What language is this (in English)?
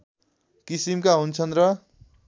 Nepali